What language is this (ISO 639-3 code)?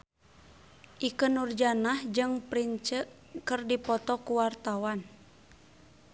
sun